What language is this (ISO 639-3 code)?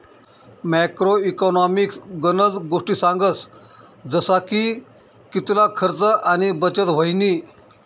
mar